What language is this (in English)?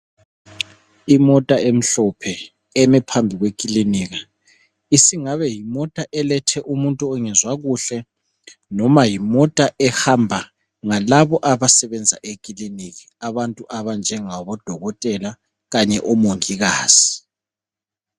North Ndebele